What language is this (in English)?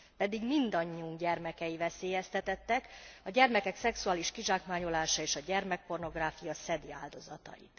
Hungarian